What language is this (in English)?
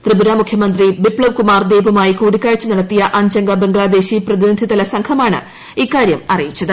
Malayalam